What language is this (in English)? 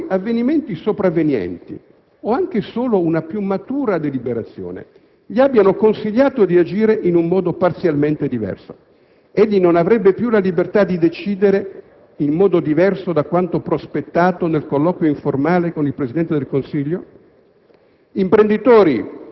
Italian